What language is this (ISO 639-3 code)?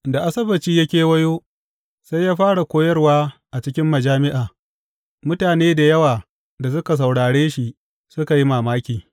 hau